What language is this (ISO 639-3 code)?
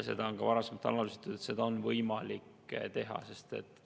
est